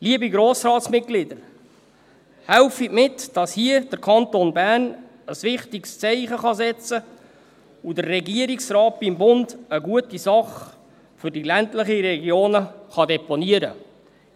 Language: Swiss German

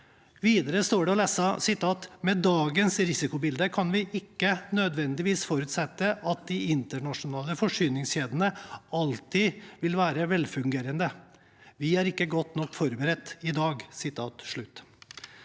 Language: Norwegian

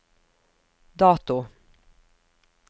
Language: Norwegian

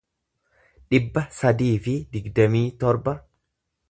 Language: Oromo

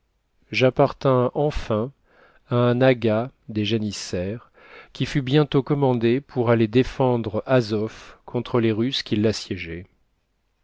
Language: French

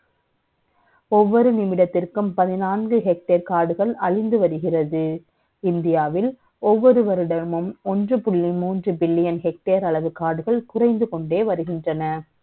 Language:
Tamil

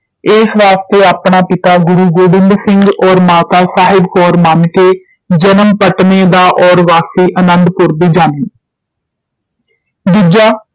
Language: Punjabi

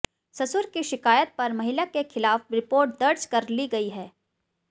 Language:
Hindi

